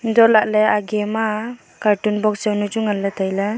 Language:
Wancho Naga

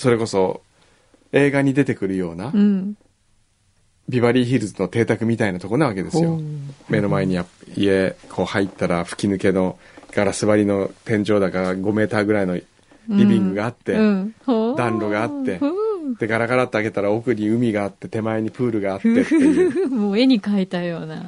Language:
Japanese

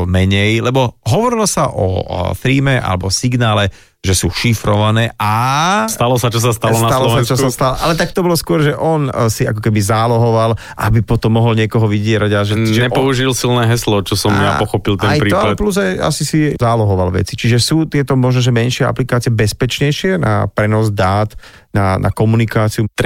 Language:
Slovak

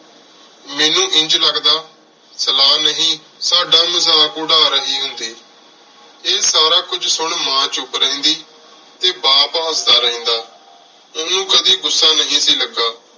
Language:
Punjabi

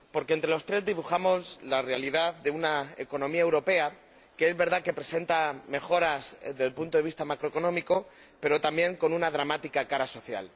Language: Spanish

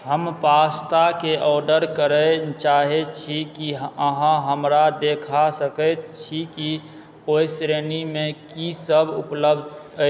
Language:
Maithili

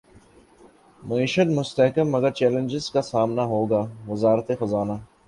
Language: Urdu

